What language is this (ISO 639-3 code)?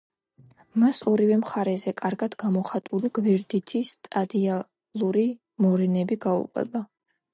kat